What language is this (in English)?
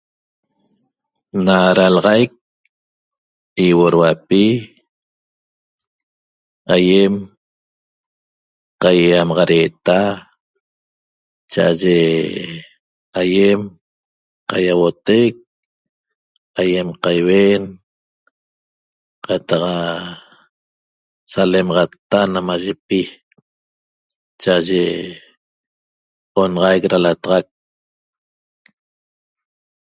Toba